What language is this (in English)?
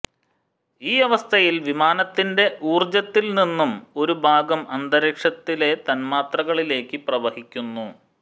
Malayalam